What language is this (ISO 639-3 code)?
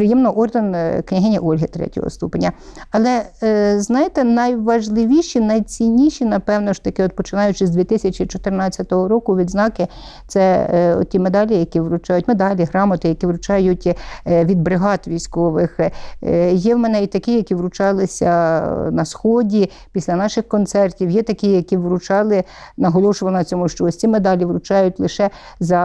ukr